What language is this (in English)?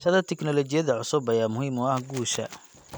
Somali